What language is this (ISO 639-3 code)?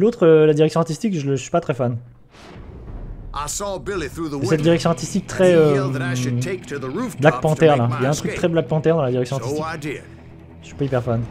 fra